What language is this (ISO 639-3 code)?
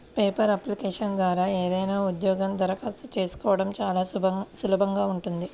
tel